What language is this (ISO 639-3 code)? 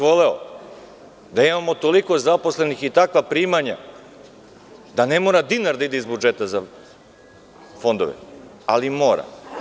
srp